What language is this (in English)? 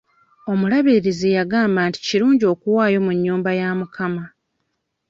Ganda